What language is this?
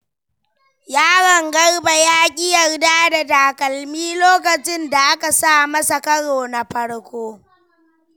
Hausa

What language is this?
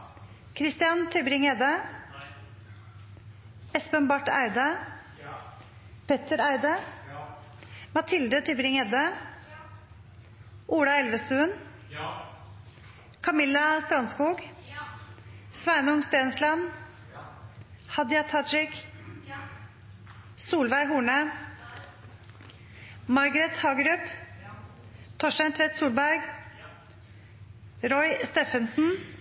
Norwegian Nynorsk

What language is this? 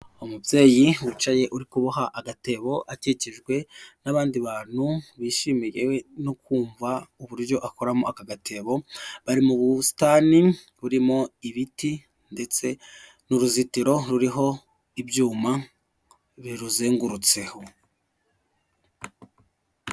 Kinyarwanda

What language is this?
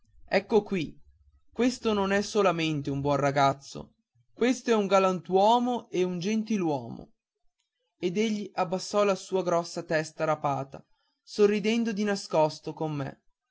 Italian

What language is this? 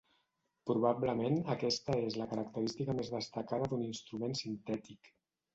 Catalan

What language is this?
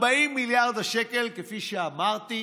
Hebrew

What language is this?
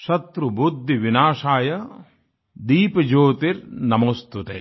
Hindi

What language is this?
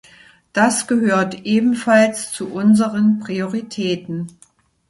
German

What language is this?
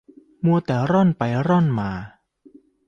Thai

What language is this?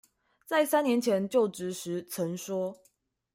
Chinese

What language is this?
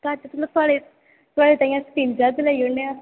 Dogri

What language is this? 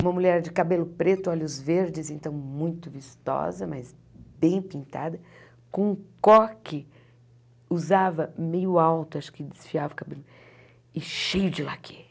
Portuguese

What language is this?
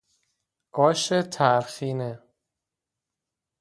Persian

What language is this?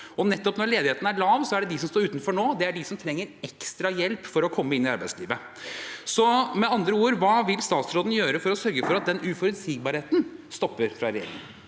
Norwegian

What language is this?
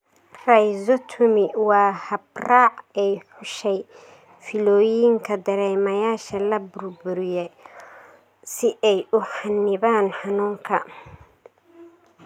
Somali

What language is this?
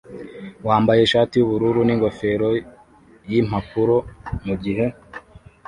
Kinyarwanda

